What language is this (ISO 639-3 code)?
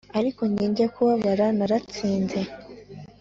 kin